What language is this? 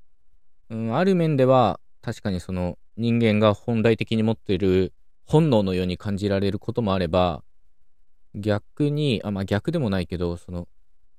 Japanese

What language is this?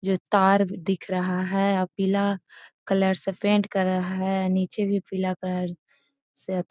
Magahi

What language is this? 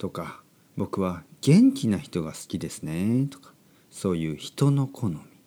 Japanese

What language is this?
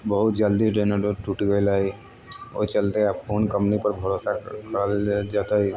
Maithili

